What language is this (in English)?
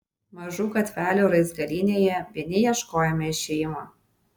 Lithuanian